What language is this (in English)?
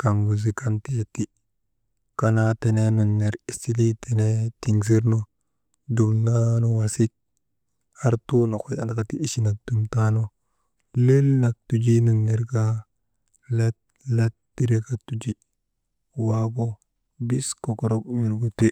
Maba